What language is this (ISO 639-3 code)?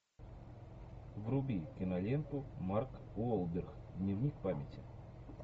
rus